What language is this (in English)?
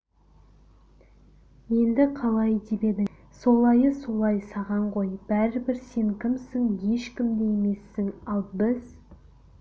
Kazakh